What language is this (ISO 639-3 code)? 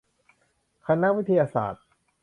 tha